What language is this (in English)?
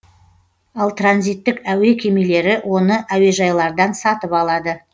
Kazakh